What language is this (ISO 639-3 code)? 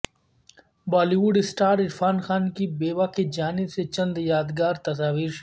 urd